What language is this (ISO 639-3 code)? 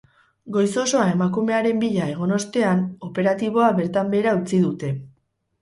eus